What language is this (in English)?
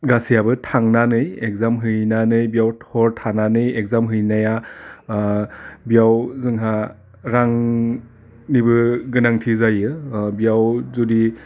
Bodo